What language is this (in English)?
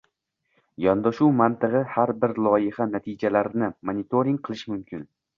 Uzbek